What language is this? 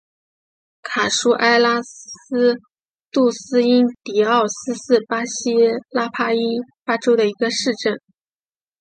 Chinese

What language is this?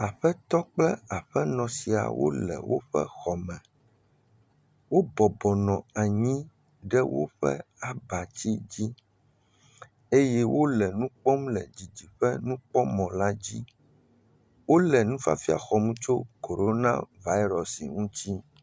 Ewe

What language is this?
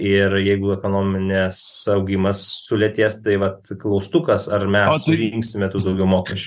Lithuanian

